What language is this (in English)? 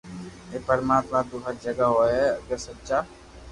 Loarki